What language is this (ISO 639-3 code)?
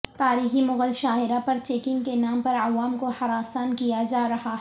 urd